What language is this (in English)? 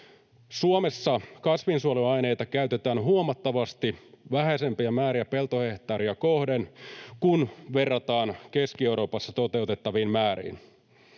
Finnish